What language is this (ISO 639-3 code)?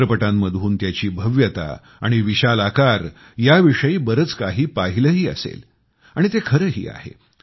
mar